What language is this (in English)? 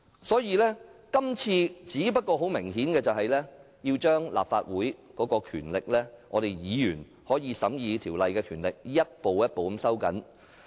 Cantonese